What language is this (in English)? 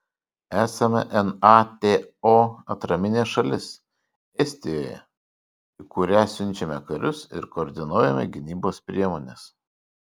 Lithuanian